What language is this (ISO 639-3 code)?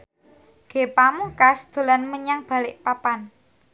jav